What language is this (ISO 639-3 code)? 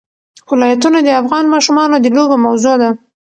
pus